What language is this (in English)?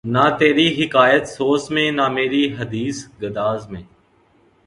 Urdu